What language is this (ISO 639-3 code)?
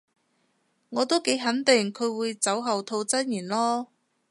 yue